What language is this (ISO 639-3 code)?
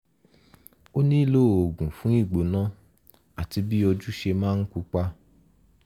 yor